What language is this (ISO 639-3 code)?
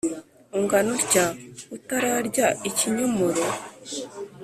kin